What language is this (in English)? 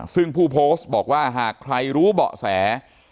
Thai